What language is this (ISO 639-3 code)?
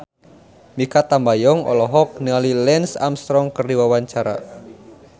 sun